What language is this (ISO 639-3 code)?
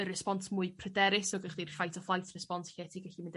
cym